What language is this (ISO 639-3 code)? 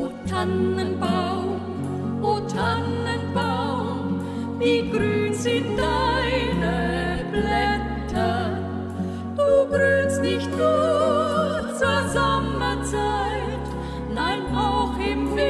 tha